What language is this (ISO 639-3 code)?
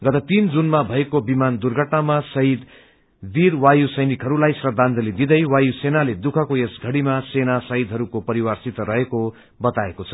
nep